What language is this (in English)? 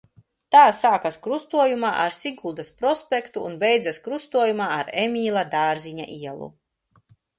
Latvian